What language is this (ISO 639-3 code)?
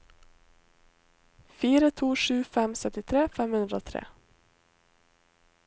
nor